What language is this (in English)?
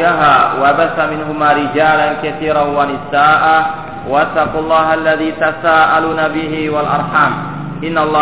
Malay